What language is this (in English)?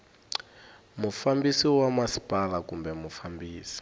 Tsonga